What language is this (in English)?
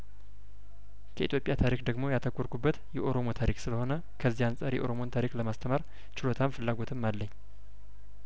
Amharic